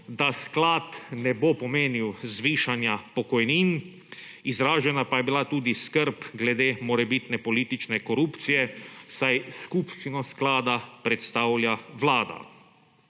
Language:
Slovenian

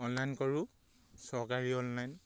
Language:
Assamese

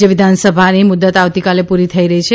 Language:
Gujarati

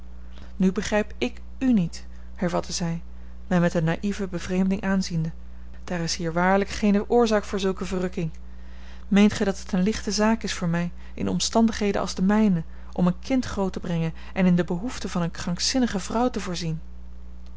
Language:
Dutch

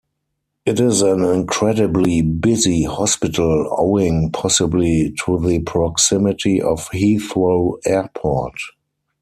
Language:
English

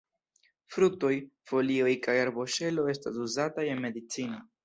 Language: Esperanto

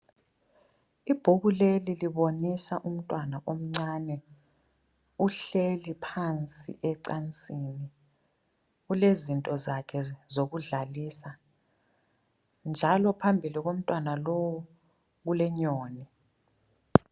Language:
North Ndebele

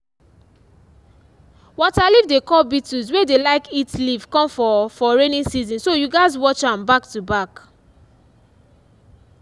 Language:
Nigerian Pidgin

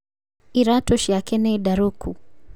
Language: Kikuyu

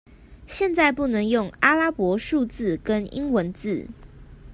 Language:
Chinese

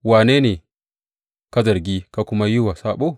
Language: Hausa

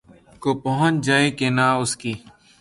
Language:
Urdu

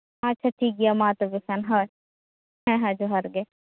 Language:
Santali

